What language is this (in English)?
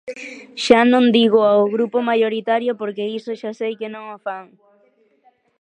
Galician